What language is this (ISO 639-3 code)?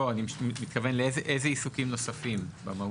heb